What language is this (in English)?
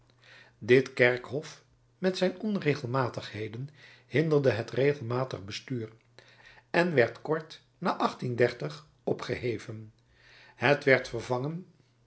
Dutch